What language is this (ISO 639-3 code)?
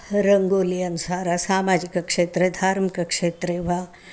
san